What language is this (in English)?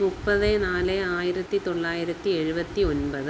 Malayalam